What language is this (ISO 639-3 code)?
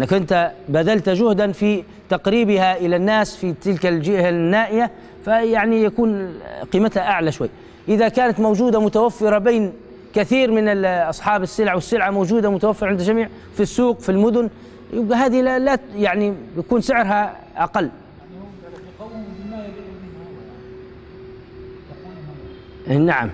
ara